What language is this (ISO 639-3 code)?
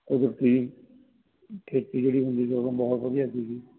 pan